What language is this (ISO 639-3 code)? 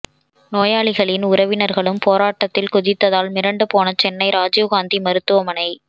tam